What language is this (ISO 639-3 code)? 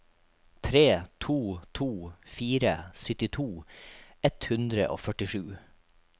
nor